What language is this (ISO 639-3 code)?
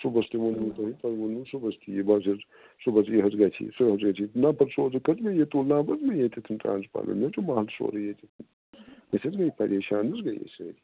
kas